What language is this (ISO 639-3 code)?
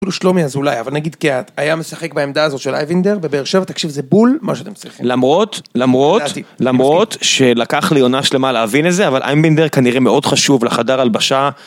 heb